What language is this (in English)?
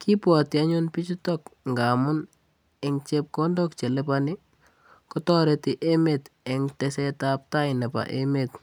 Kalenjin